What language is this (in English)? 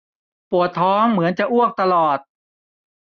Thai